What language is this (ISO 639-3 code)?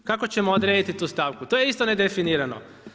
hrv